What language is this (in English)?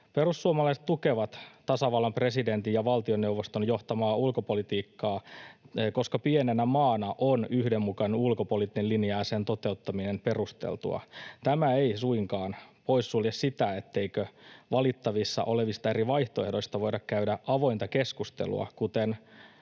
Finnish